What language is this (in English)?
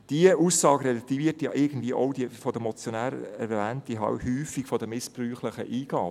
Swiss German